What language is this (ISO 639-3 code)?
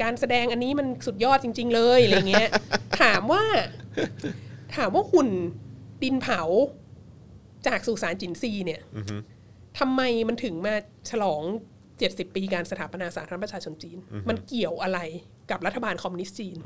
tha